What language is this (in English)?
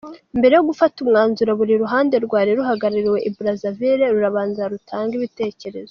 Kinyarwanda